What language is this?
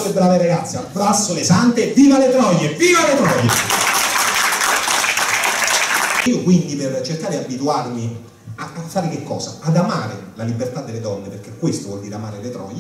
Italian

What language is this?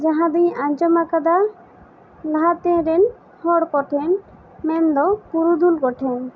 Santali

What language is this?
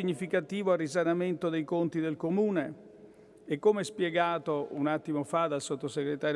Italian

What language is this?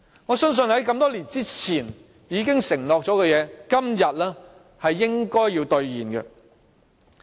Cantonese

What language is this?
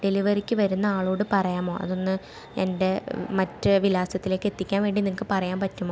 Malayalam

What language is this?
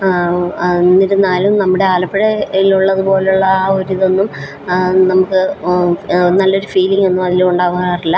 Malayalam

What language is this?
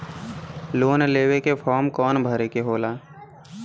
Bhojpuri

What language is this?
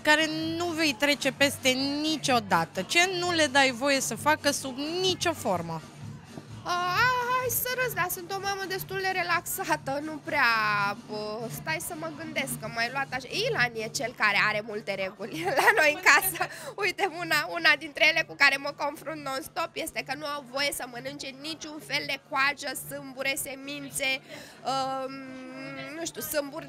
Romanian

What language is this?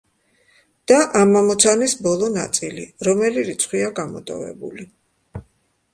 Georgian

